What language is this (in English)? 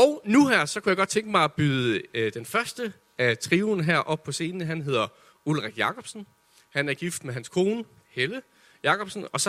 Danish